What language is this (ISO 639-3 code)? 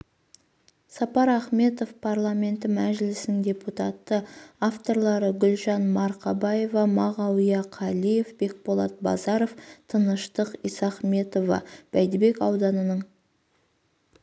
kaz